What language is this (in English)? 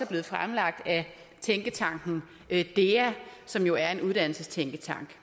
Danish